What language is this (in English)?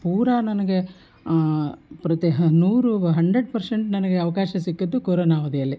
Kannada